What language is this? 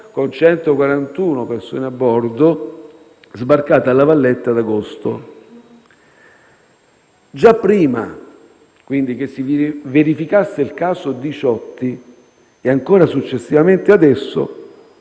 Italian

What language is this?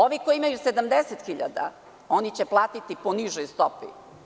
Serbian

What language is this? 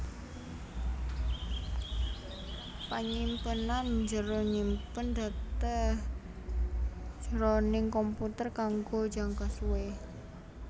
Javanese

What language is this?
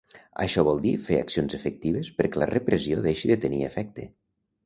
Catalan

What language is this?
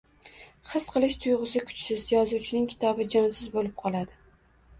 Uzbek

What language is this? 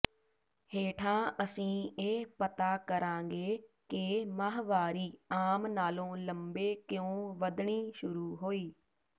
Punjabi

